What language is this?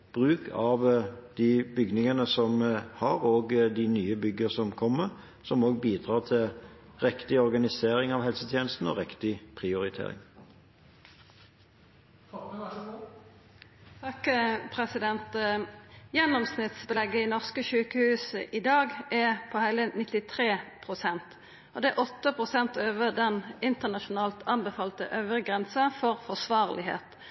Norwegian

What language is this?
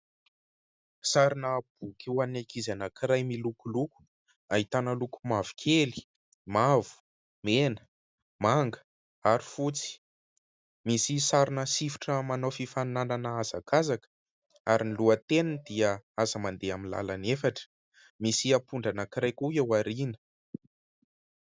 Malagasy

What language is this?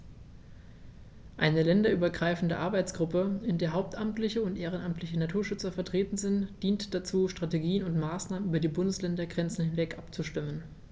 German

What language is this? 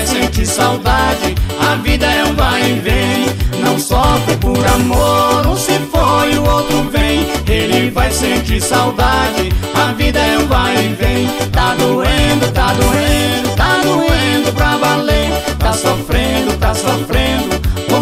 Portuguese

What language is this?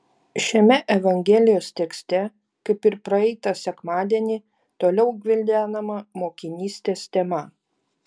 Lithuanian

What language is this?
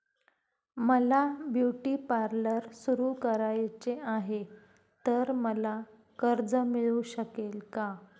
Marathi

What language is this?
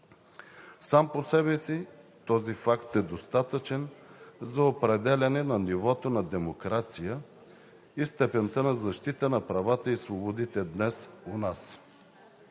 Bulgarian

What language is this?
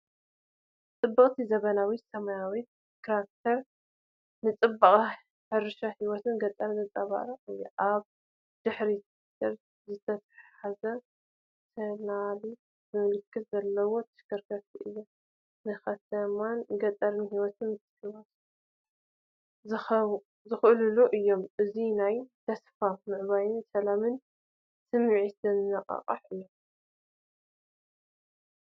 Tigrinya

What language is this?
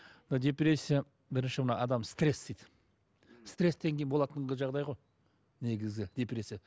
Kazakh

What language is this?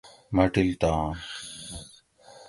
Gawri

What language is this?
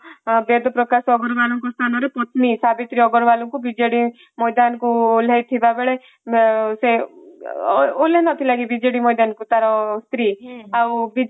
Odia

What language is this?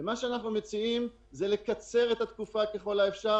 Hebrew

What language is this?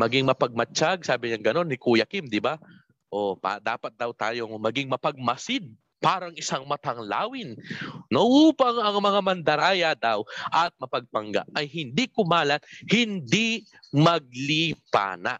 Filipino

